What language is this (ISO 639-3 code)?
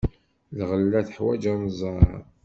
kab